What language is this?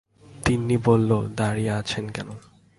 Bangla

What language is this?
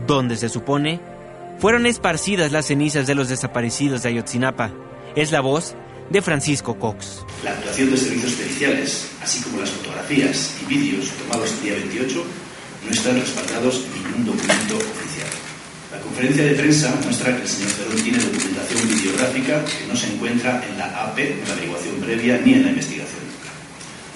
Spanish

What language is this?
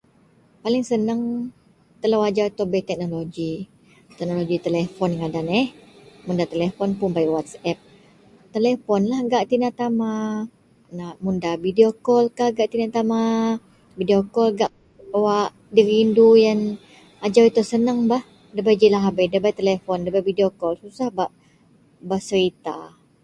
Central Melanau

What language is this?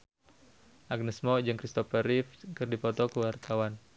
Sundanese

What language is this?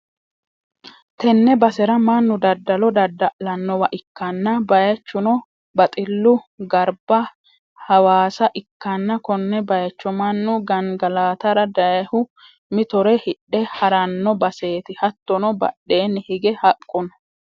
Sidamo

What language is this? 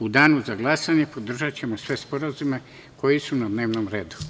Serbian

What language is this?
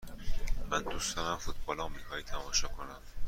Persian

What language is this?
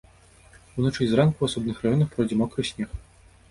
Belarusian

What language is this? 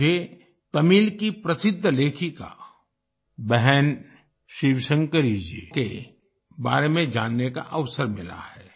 Hindi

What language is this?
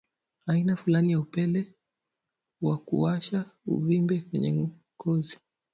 Swahili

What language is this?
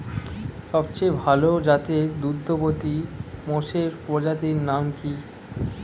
Bangla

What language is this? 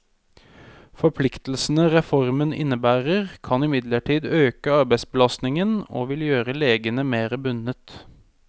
Norwegian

